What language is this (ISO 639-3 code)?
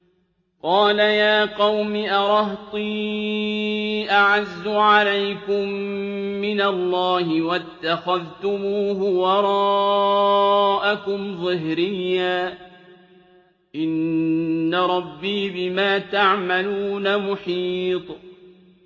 ara